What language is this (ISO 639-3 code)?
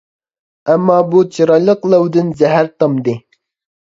uig